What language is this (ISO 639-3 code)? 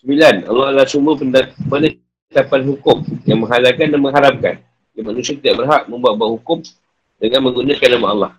msa